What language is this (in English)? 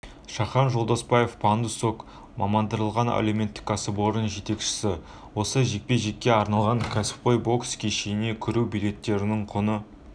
Kazakh